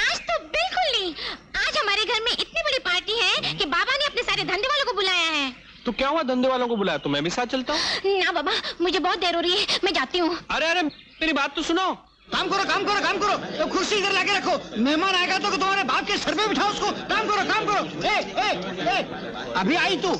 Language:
Hindi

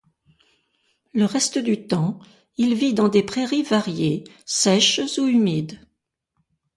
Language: French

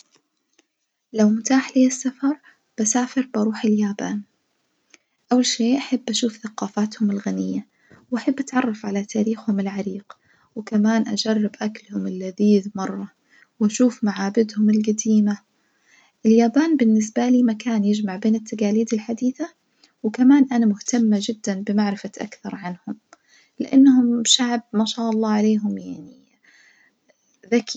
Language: Najdi Arabic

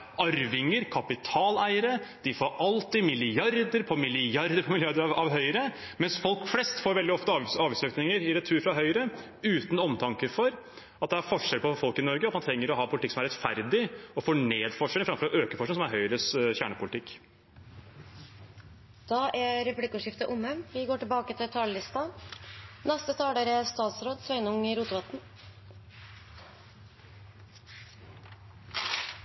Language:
Norwegian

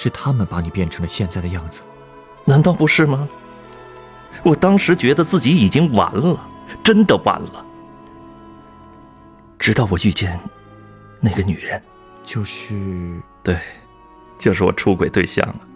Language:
Chinese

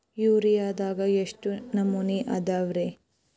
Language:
Kannada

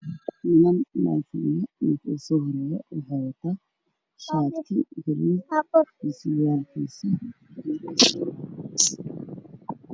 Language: Somali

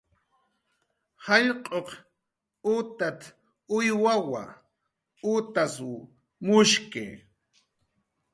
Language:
Jaqaru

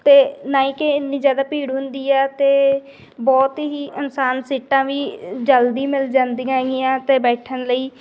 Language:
Punjabi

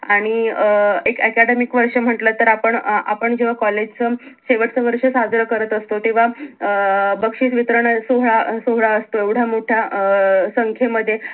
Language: Marathi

